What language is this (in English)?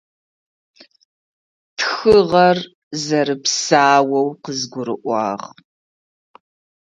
Adyghe